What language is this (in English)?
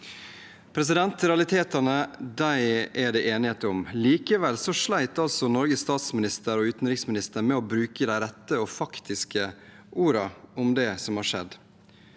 Norwegian